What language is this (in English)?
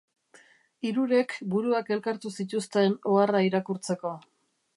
Basque